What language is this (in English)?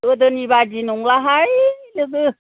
Bodo